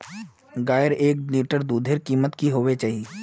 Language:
Magahi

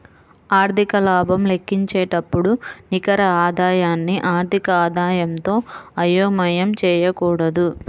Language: Telugu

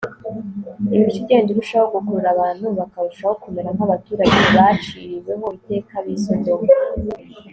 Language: Kinyarwanda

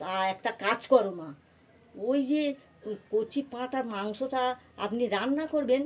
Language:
Bangla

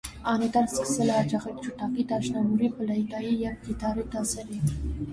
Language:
Armenian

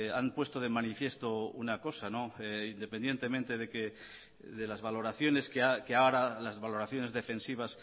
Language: Spanish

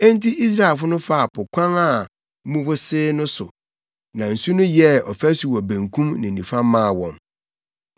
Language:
Akan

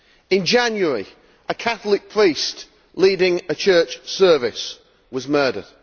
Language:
English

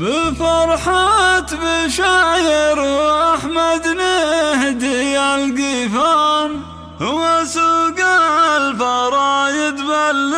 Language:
Arabic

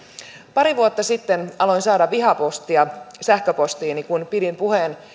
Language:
Finnish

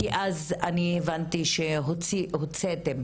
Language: Hebrew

